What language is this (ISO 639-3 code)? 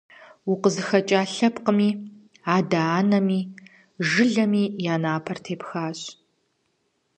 kbd